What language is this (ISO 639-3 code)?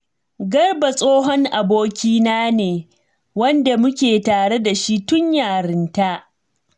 hau